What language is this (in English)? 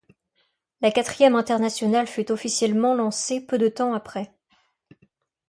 French